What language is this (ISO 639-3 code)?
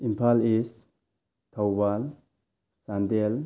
mni